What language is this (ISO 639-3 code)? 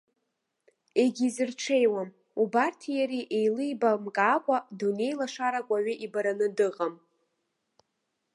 abk